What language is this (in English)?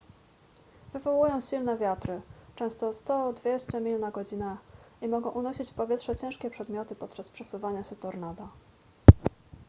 Polish